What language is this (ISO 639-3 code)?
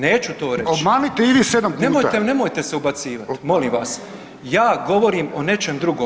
hrv